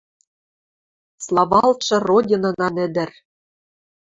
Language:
Western Mari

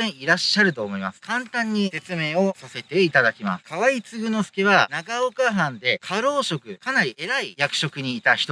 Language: Japanese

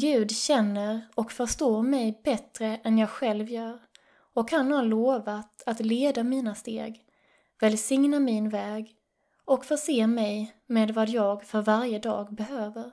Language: Swedish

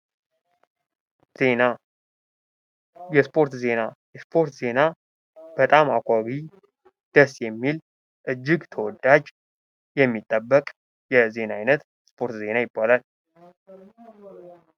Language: Amharic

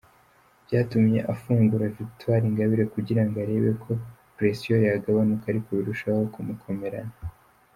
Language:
Kinyarwanda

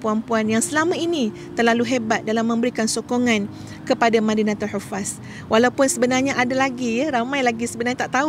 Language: Malay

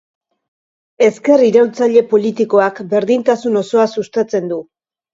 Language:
Basque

